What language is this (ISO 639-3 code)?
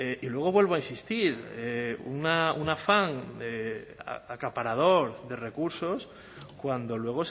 spa